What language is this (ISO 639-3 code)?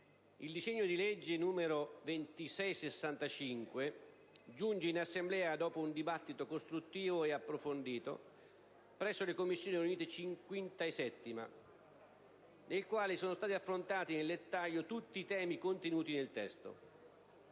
ita